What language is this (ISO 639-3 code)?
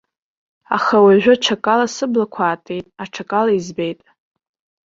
abk